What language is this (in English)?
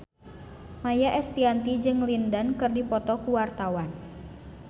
Sundanese